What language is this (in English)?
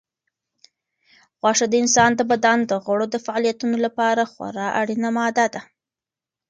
Pashto